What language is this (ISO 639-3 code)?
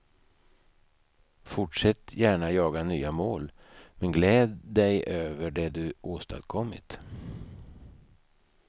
swe